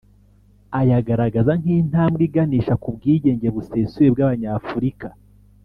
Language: Kinyarwanda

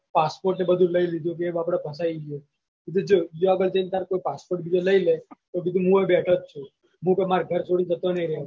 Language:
Gujarati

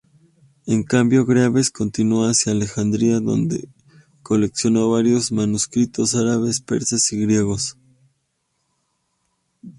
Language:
Spanish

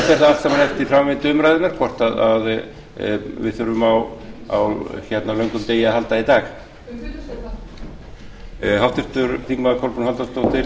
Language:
Icelandic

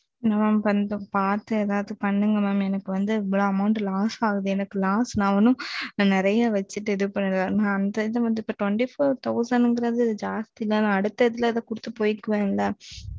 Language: Tamil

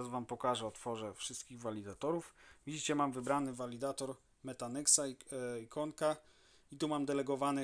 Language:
Polish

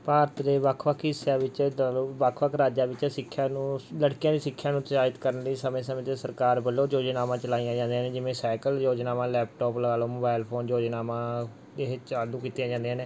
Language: Punjabi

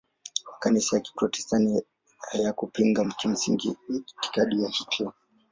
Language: Swahili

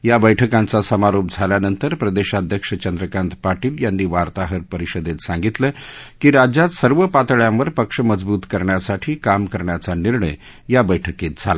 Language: Marathi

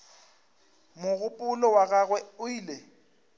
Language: Northern Sotho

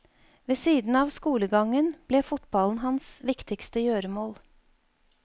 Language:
Norwegian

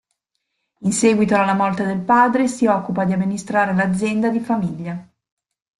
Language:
Italian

